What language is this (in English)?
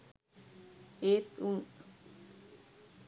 Sinhala